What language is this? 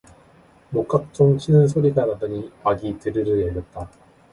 Korean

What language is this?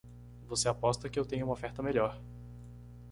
Portuguese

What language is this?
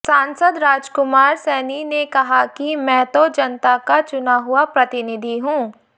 Hindi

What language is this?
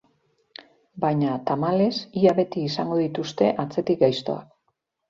Basque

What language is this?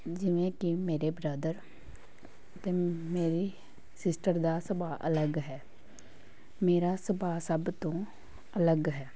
Punjabi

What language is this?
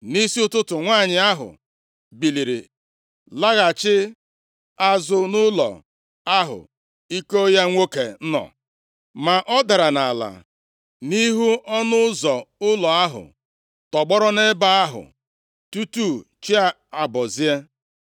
Igbo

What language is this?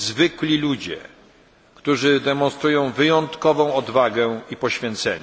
Polish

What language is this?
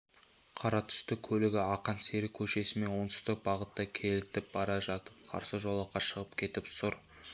Kazakh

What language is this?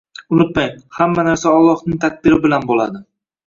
Uzbek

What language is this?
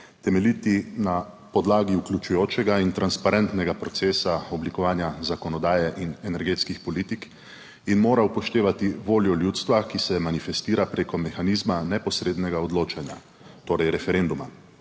Slovenian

